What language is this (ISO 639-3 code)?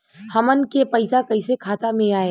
bho